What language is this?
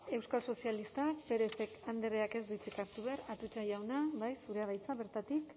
Basque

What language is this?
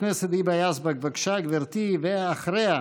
Hebrew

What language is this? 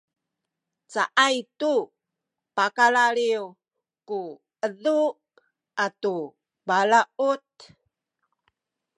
Sakizaya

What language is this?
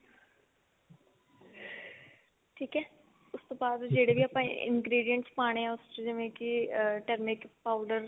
Punjabi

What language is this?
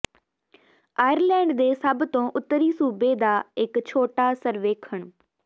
Punjabi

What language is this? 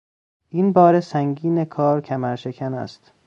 Persian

